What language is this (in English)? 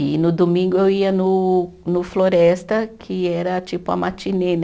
Portuguese